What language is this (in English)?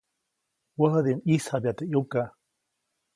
Copainalá Zoque